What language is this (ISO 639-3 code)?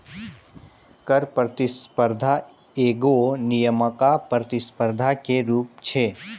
mai